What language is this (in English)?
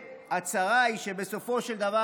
Hebrew